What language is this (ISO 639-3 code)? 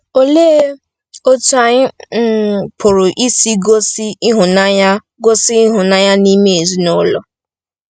ibo